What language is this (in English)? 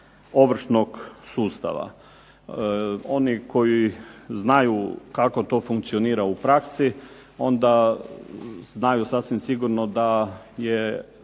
Croatian